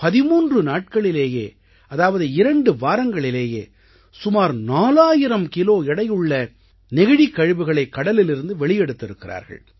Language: Tamil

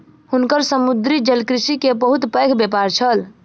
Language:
Maithili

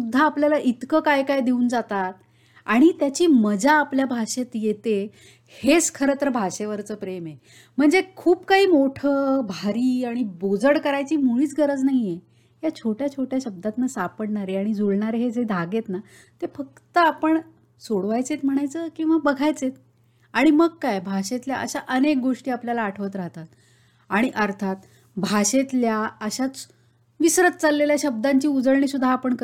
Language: Marathi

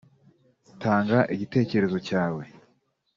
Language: Kinyarwanda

